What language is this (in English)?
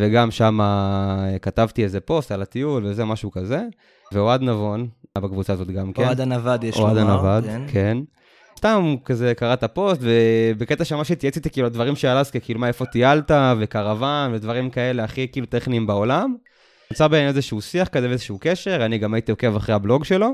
Hebrew